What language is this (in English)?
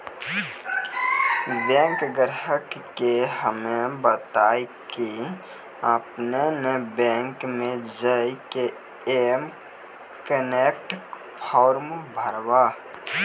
Maithili